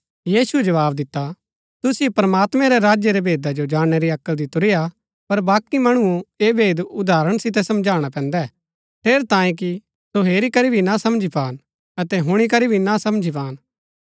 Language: Gaddi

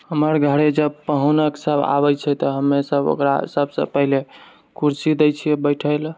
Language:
Maithili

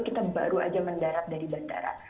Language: Indonesian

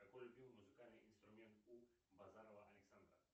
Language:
Russian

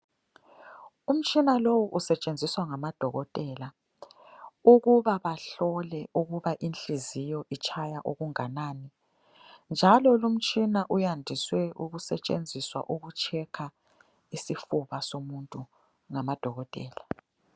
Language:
North Ndebele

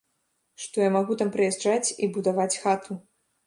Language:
Belarusian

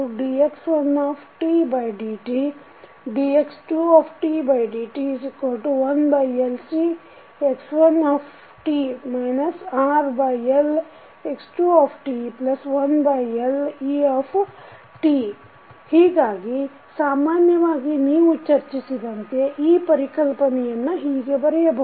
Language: Kannada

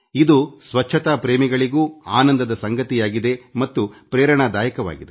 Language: Kannada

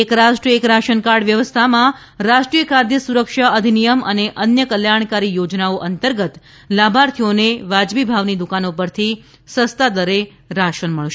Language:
Gujarati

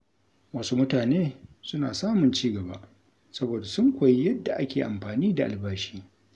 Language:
Hausa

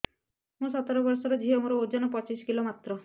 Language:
Odia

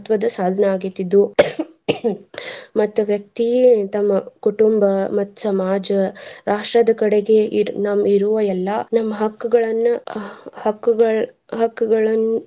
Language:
Kannada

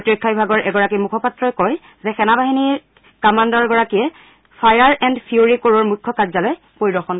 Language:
Assamese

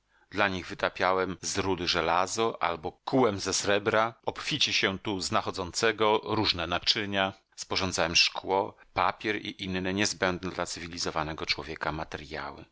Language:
Polish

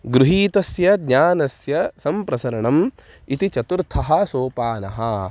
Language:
Sanskrit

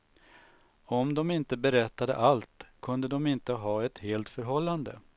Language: Swedish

